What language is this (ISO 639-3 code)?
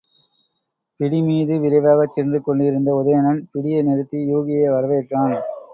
tam